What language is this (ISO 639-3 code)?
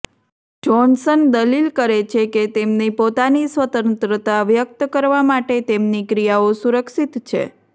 guj